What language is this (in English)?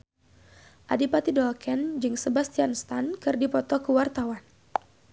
Sundanese